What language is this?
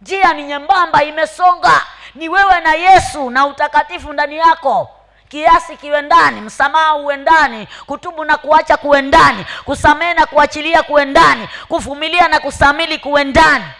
Swahili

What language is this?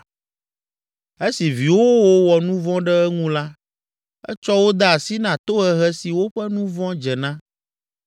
Ewe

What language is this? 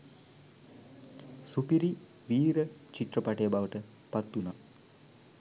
Sinhala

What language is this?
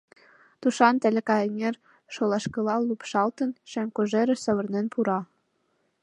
Mari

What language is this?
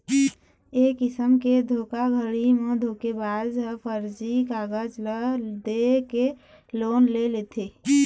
Chhattisgarhi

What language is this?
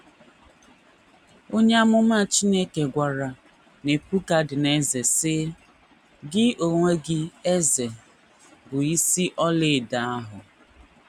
Igbo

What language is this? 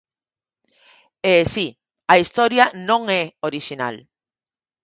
Galician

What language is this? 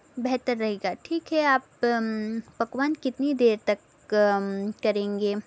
Urdu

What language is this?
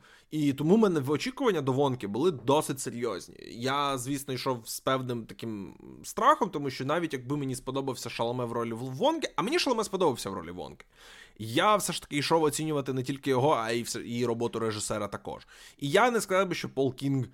Ukrainian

